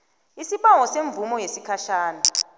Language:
South Ndebele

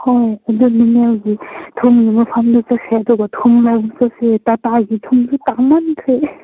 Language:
Manipuri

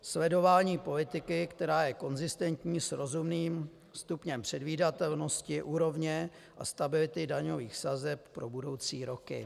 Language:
Czech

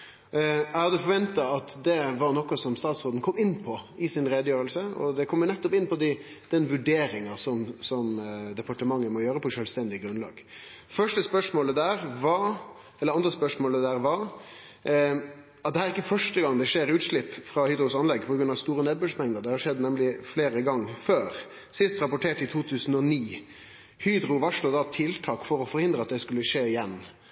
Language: Norwegian Nynorsk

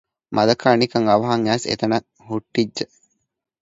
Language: Divehi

